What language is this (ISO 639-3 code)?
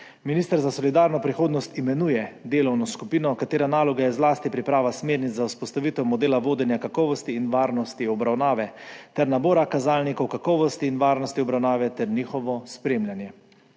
slv